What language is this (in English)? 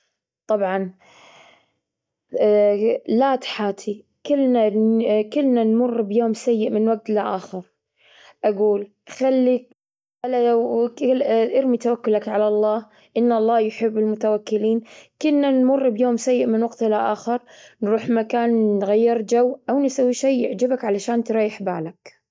Gulf Arabic